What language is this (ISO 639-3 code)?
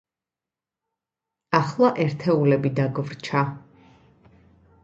kat